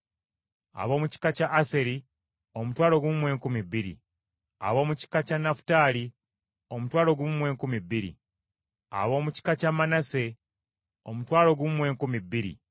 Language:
Ganda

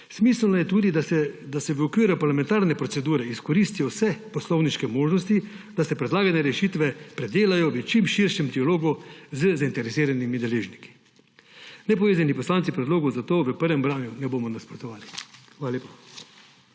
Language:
Slovenian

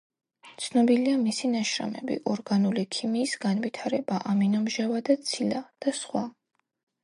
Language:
Georgian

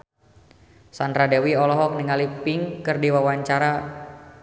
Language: Sundanese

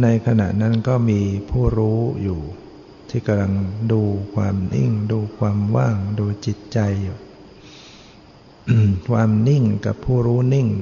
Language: Thai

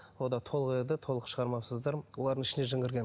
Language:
Kazakh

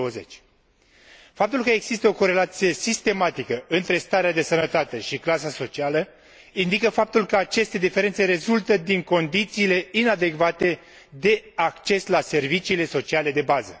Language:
Romanian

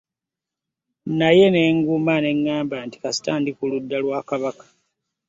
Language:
Ganda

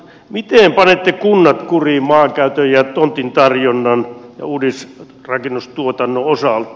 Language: Finnish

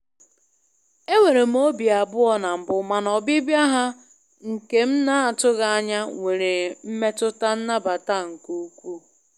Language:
Igbo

